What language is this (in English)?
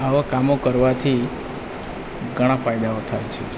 Gujarati